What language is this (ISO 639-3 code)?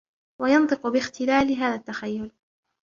ara